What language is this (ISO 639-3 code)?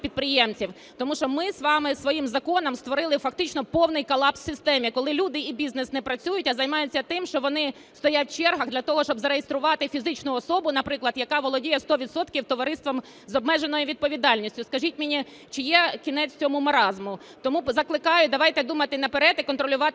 ukr